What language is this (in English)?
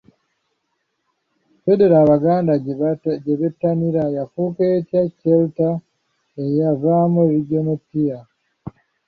Ganda